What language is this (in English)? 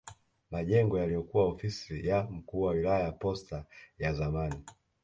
Swahili